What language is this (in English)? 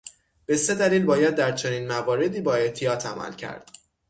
Persian